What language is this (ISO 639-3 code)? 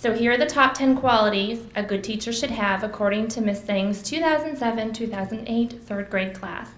eng